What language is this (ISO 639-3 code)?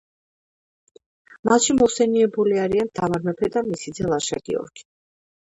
kat